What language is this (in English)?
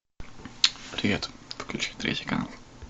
Russian